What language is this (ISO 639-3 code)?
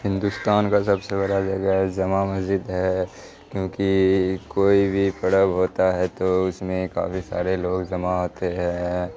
urd